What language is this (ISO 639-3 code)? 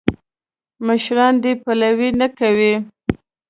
pus